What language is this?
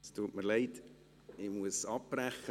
Swiss German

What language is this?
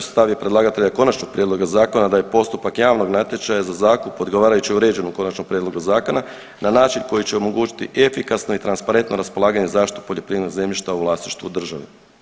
Croatian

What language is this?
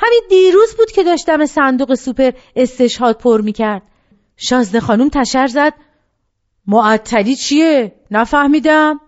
Persian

